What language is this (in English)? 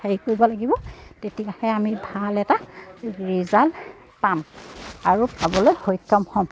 Assamese